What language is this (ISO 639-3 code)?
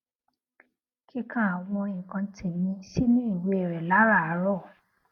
yor